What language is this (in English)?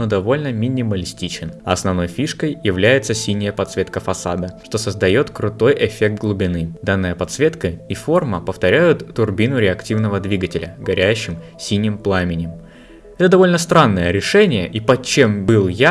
Russian